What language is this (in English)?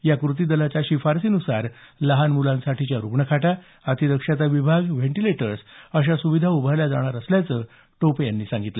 Marathi